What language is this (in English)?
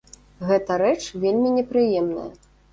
Belarusian